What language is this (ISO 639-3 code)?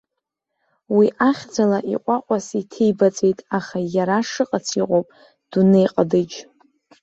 abk